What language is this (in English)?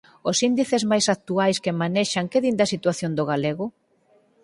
Galician